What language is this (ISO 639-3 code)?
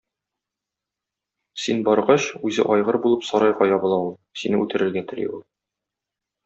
tat